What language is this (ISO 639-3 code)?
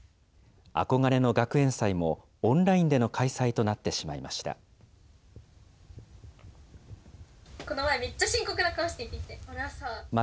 jpn